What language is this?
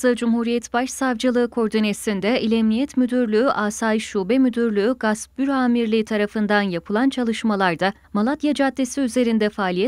Turkish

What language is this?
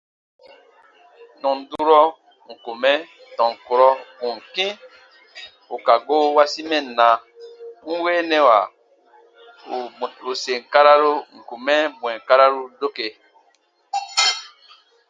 Baatonum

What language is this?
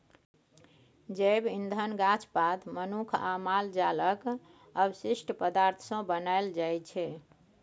Maithili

